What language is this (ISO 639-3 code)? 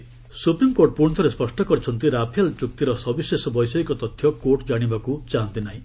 ori